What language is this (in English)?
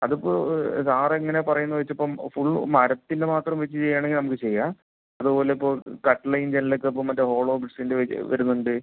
Malayalam